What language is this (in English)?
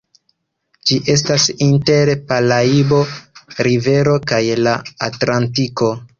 Esperanto